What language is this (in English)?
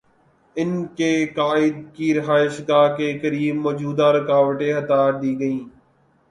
Urdu